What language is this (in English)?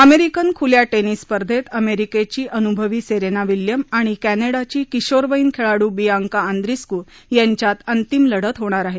Marathi